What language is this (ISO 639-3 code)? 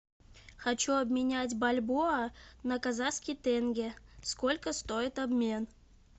rus